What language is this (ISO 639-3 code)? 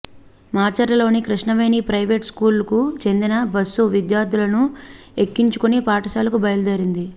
tel